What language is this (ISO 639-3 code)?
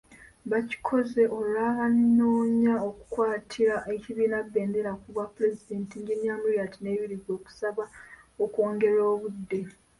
lug